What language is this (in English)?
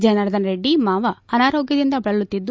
Kannada